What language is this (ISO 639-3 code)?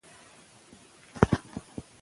pus